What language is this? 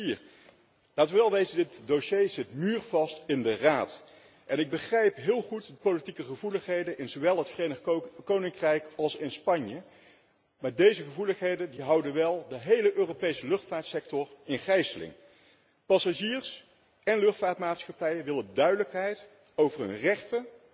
Dutch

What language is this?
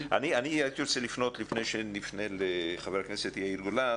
Hebrew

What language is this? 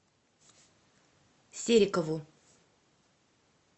Russian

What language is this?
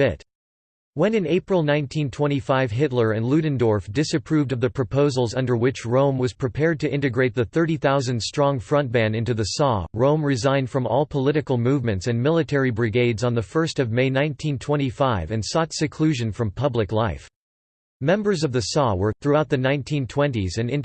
English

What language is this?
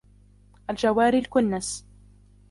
Arabic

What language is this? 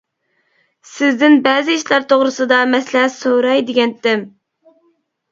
Uyghur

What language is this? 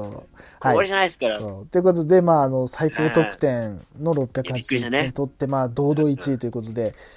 Japanese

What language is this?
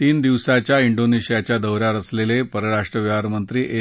Marathi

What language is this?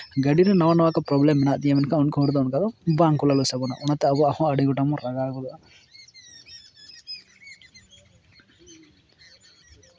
Santali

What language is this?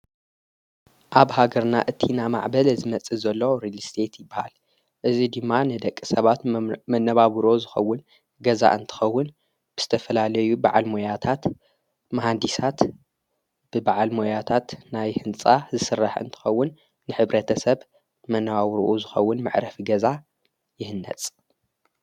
Tigrinya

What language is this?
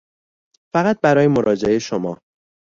Persian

